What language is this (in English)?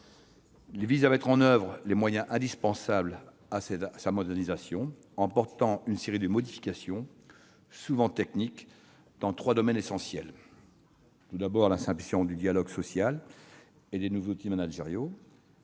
French